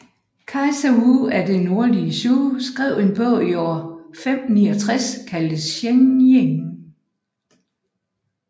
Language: Danish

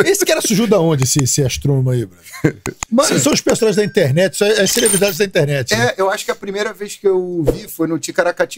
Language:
Portuguese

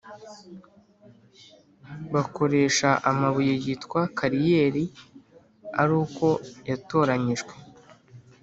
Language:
Kinyarwanda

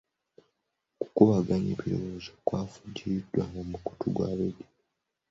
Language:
Ganda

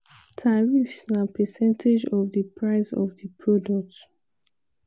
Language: Nigerian Pidgin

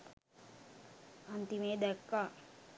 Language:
Sinhala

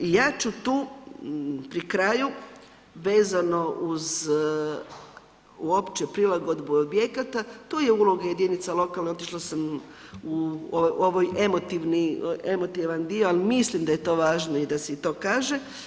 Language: Croatian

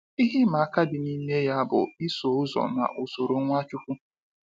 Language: Igbo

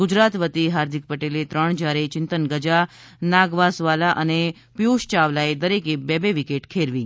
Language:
Gujarati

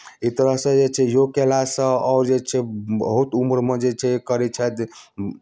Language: Maithili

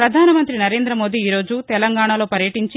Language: Telugu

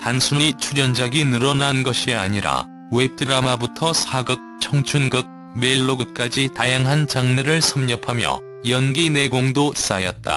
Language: Korean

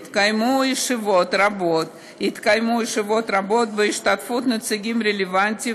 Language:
Hebrew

